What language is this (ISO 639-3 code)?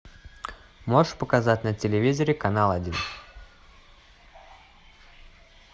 rus